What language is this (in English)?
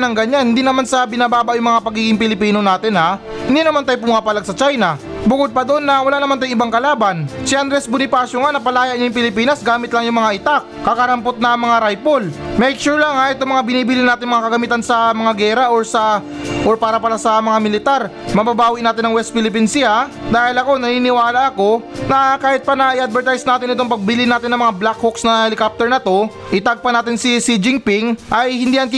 Filipino